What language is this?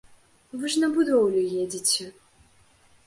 Belarusian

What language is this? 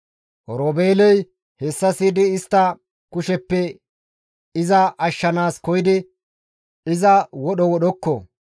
Gamo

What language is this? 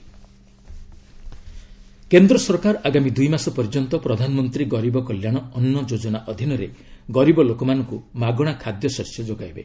Odia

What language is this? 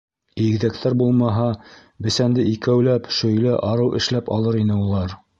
Bashkir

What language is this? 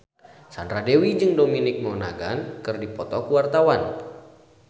Sundanese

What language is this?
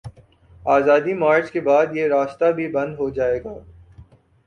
Urdu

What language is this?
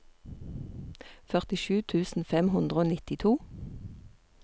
Norwegian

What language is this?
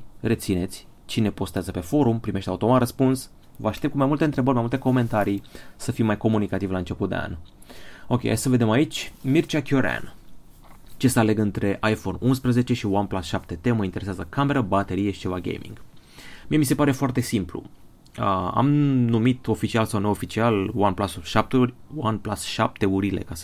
Romanian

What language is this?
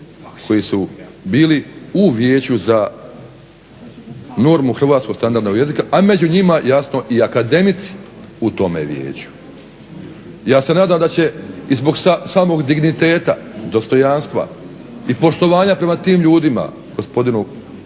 Croatian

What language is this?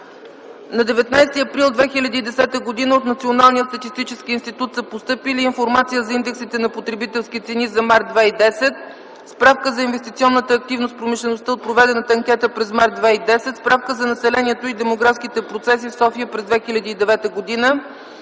Bulgarian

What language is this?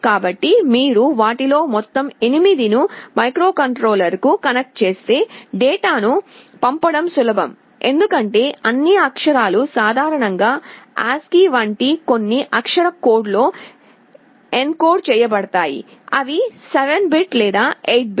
Telugu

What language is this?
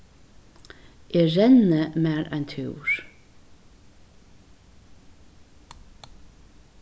Faroese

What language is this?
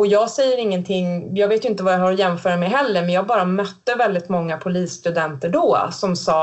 Swedish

